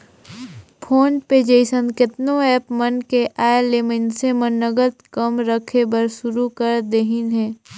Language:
Chhattisgarhi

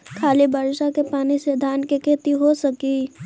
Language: Magahi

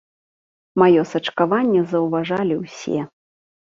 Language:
Belarusian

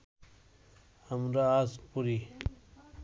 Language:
Bangla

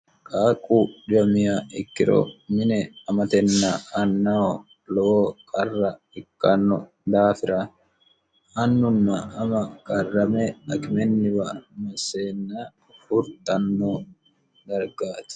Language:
Sidamo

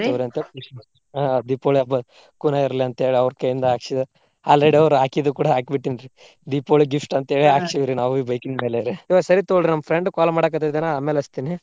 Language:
Kannada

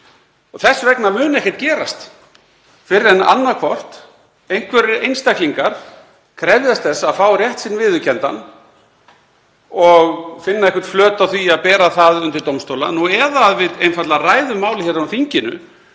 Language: Icelandic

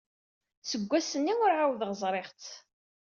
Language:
Kabyle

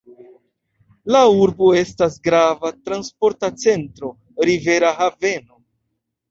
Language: Esperanto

